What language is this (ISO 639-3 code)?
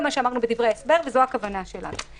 heb